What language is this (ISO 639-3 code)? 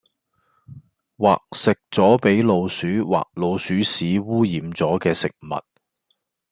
yue